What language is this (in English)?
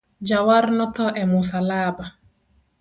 Luo (Kenya and Tanzania)